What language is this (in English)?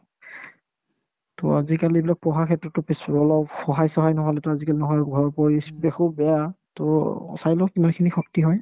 Assamese